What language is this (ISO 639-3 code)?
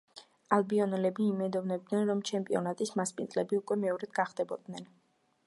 kat